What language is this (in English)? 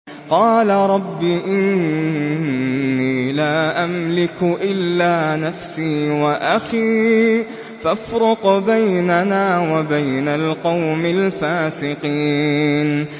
Arabic